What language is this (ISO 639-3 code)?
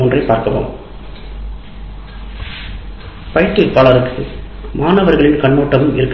tam